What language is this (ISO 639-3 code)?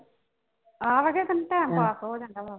pan